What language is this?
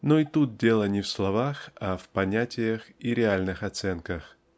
Russian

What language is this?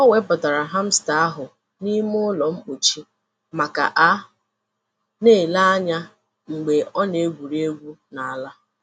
Igbo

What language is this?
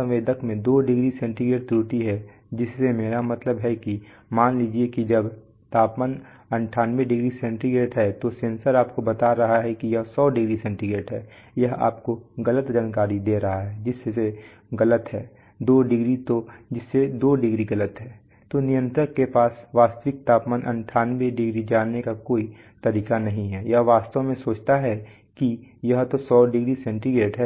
Hindi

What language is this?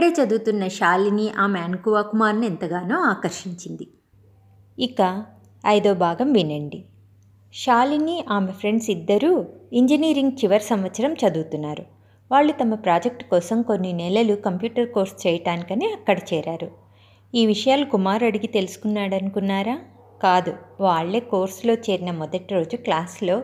Telugu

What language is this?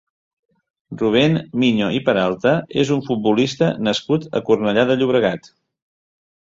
Catalan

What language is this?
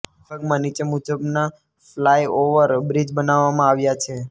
Gujarati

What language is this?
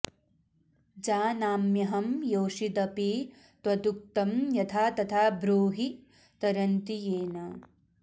Sanskrit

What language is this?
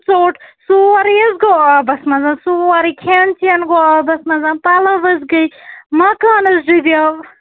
Kashmiri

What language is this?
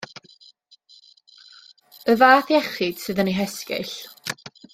Welsh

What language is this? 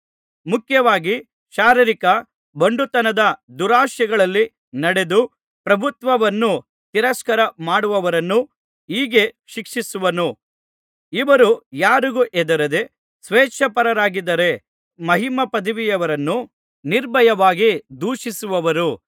Kannada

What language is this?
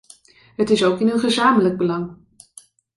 Dutch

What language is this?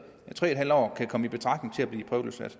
Danish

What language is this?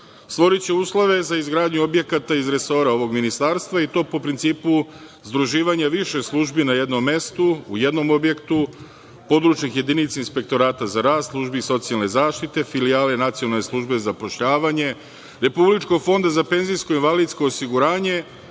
Serbian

